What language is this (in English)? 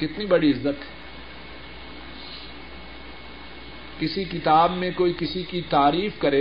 Urdu